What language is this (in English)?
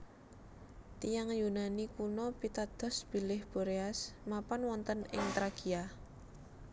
Javanese